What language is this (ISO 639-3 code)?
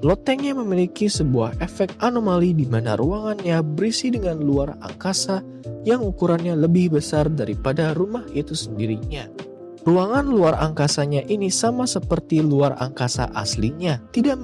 ind